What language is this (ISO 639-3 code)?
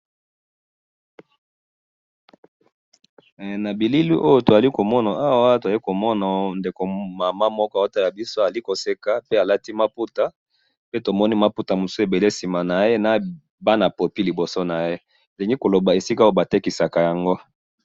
lin